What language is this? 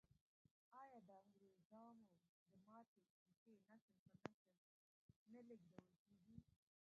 Pashto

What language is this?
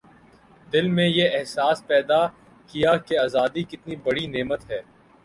Urdu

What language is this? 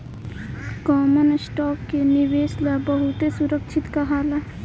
Bhojpuri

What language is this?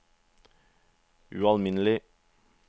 Norwegian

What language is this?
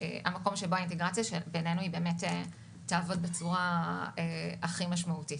Hebrew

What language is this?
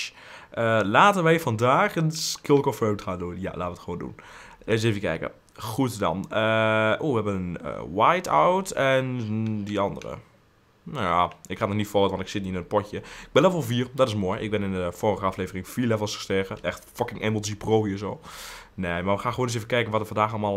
Dutch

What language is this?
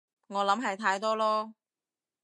Cantonese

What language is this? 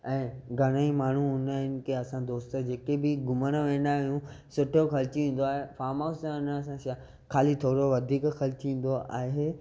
Sindhi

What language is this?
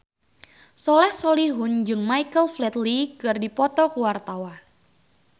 Sundanese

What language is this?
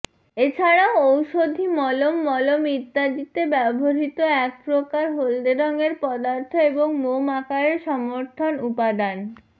Bangla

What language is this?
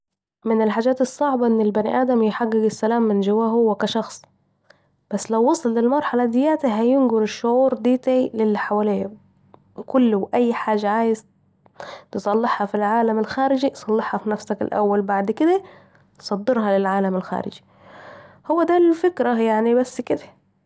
Saidi Arabic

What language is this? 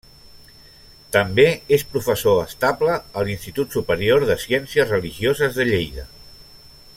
Catalan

